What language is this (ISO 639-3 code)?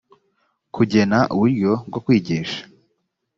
kin